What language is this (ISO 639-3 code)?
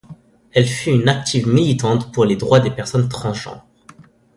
fra